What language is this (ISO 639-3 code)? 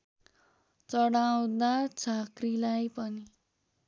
nep